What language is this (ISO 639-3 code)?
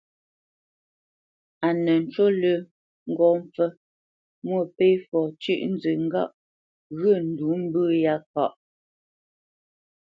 bce